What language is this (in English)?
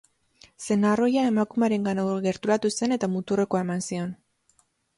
Basque